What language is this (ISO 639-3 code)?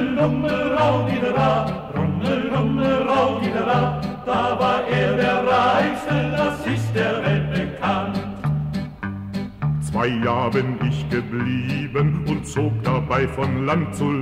deu